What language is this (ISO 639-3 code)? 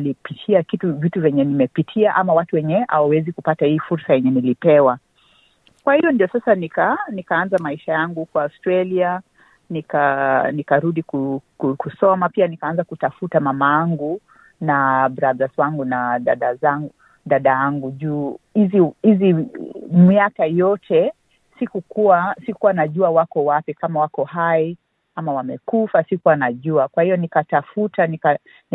swa